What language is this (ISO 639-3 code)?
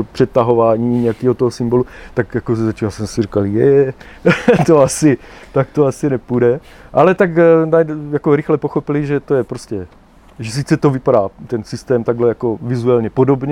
ces